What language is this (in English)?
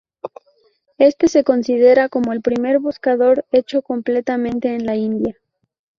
Spanish